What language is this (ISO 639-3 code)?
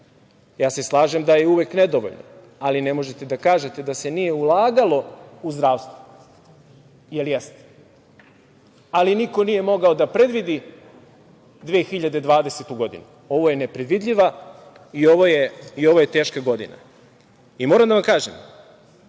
srp